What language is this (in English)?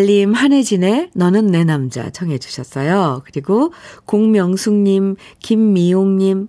Korean